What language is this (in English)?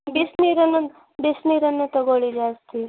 Kannada